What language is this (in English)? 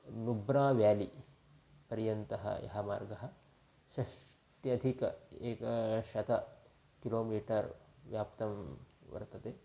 Sanskrit